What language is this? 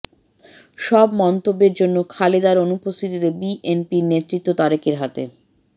Bangla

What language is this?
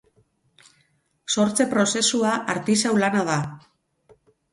Basque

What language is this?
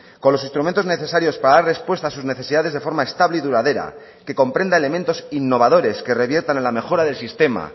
Spanish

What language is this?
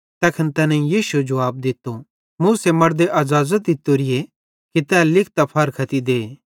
Bhadrawahi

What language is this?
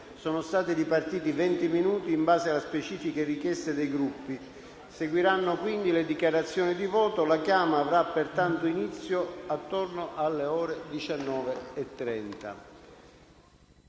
Italian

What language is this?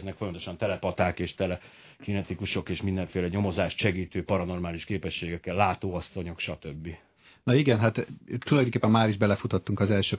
Hungarian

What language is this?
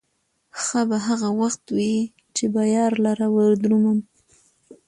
Pashto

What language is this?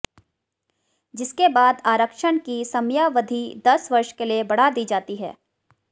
Hindi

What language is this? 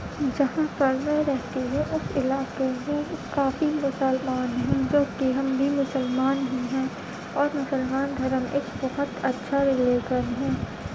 Urdu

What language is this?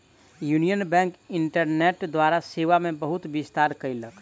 Maithili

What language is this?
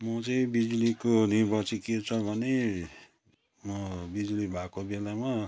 Nepali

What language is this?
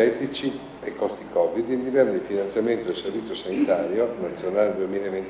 Italian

